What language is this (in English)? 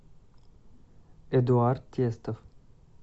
Russian